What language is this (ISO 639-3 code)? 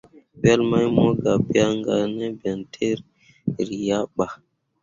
mua